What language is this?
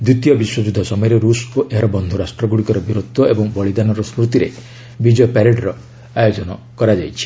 Odia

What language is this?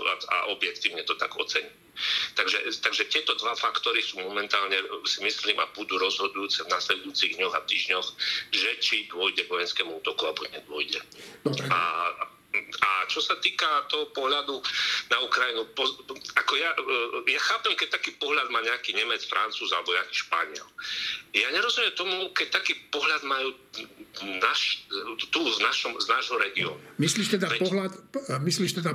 Slovak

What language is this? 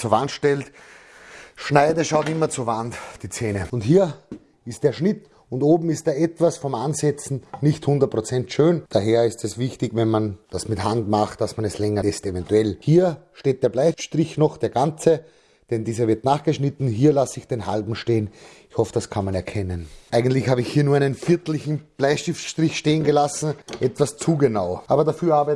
German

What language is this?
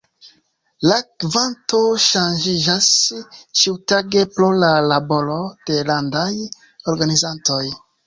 Esperanto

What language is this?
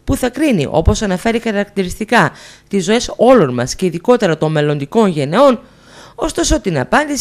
Greek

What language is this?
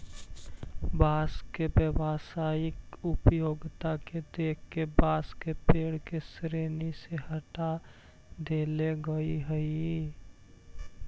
Magahi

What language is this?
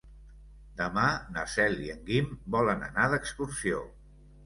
Catalan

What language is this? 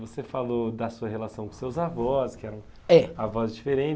Portuguese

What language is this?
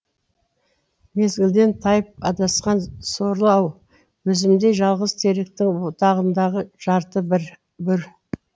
Kazakh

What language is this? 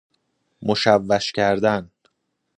Persian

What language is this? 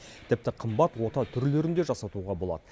Kazakh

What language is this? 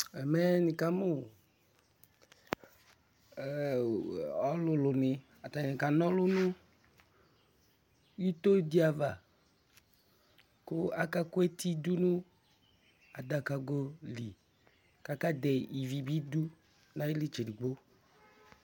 Ikposo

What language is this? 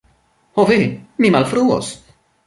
Esperanto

